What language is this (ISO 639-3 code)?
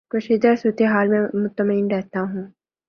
urd